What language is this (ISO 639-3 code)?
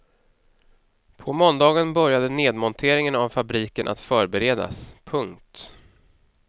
swe